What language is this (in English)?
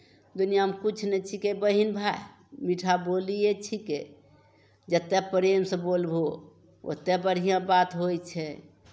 Maithili